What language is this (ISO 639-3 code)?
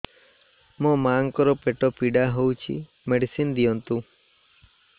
ori